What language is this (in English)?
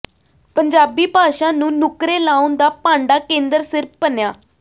Punjabi